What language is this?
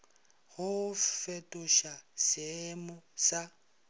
Northern Sotho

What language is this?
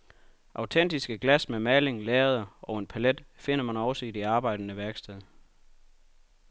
Danish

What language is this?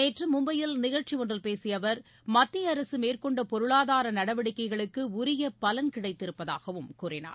Tamil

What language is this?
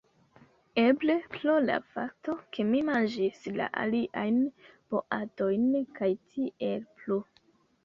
Esperanto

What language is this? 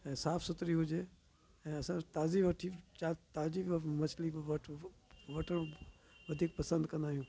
Sindhi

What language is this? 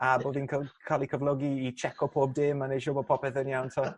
Welsh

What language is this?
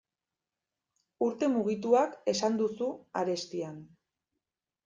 Basque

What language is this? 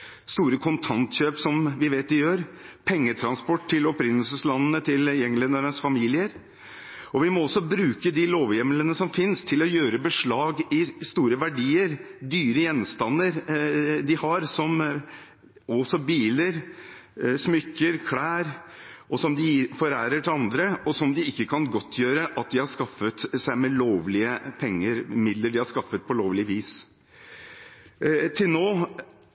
Norwegian Bokmål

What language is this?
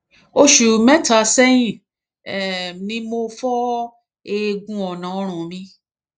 Yoruba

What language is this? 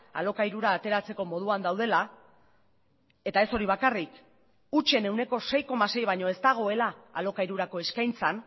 Basque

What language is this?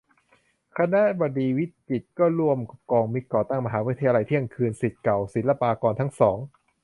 Thai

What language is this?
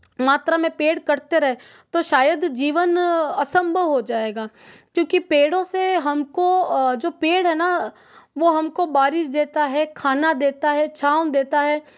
Hindi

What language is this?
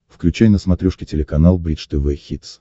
Russian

